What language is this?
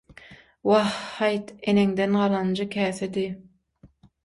Turkmen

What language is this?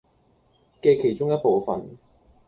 Cantonese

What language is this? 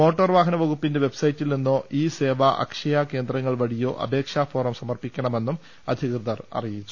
Malayalam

